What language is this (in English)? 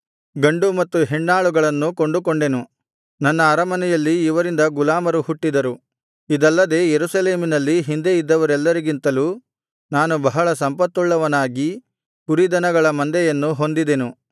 Kannada